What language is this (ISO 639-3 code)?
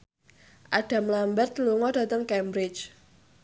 jav